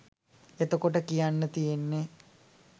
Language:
Sinhala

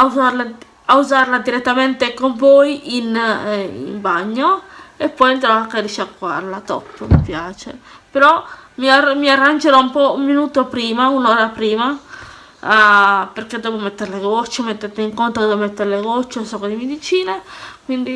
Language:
Italian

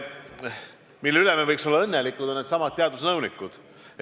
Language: Estonian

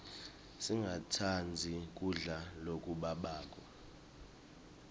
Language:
Swati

